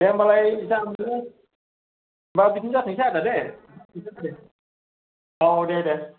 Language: Bodo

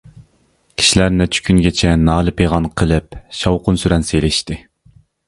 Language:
Uyghur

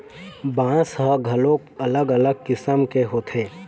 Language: Chhattisgarhi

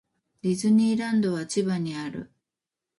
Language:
Japanese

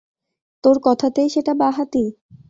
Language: Bangla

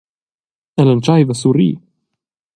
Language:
Romansh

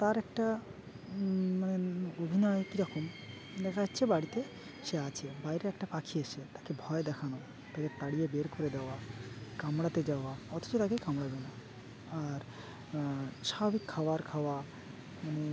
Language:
Bangla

